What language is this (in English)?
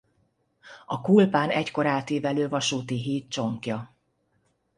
Hungarian